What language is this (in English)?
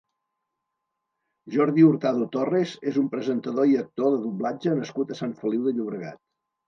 Catalan